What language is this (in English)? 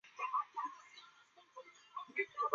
Chinese